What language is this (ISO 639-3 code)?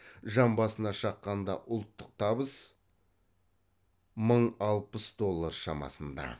kaz